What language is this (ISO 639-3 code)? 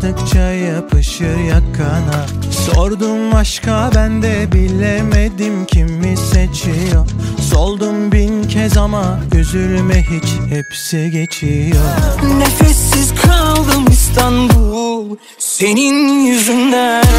tur